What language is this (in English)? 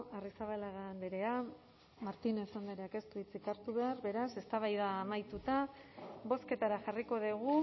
Basque